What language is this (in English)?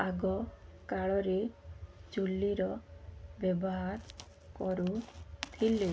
Odia